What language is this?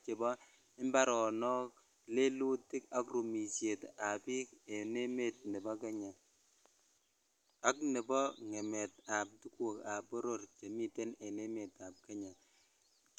Kalenjin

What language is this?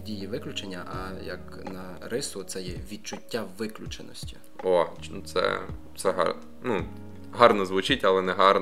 Ukrainian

